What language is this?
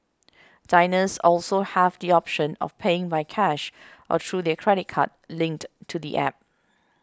English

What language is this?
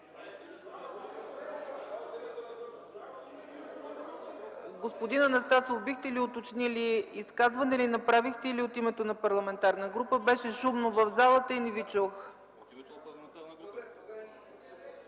Bulgarian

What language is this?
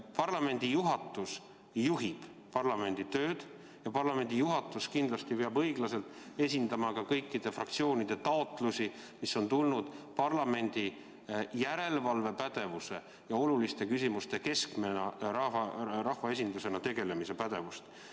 Estonian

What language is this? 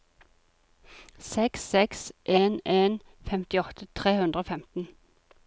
Norwegian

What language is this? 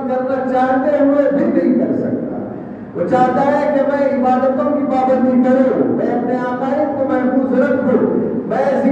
Urdu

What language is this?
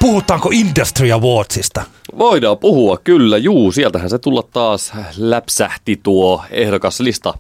Finnish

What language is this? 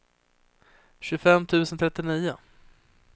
Swedish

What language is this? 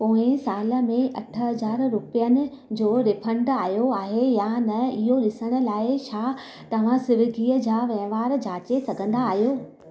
Sindhi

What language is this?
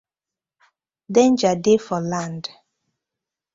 Nigerian Pidgin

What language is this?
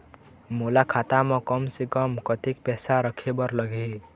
Chhattisgarhi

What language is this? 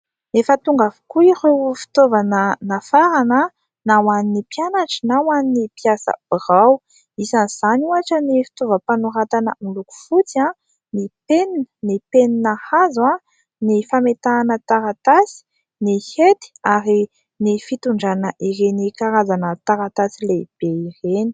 Malagasy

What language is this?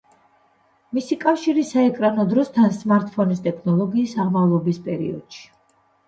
Georgian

